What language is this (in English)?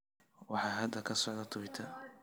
Somali